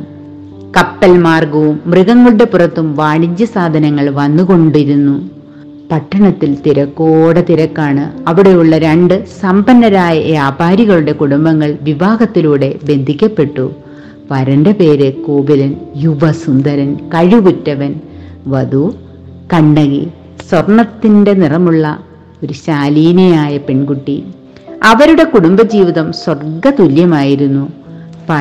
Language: Malayalam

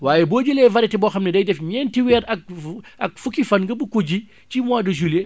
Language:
Wolof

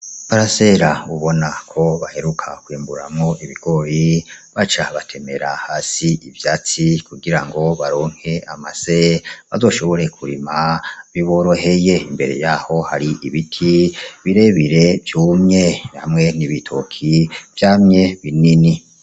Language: Rundi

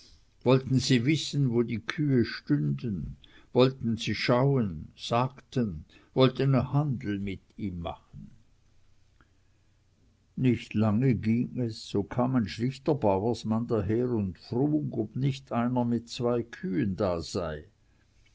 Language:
German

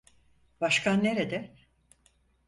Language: Turkish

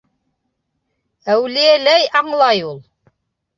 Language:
Bashkir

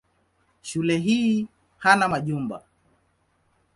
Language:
Swahili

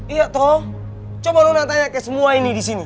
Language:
Indonesian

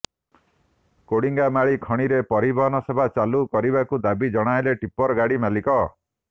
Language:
Odia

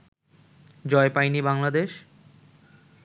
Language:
Bangla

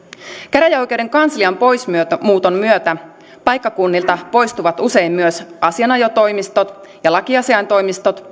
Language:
Finnish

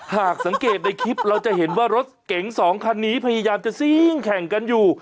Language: Thai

